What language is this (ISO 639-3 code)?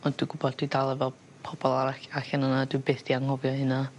cym